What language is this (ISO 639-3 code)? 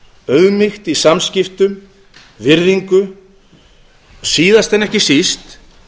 isl